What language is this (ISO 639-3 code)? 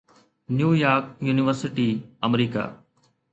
snd